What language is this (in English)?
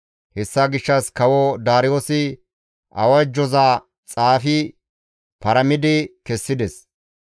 Gamo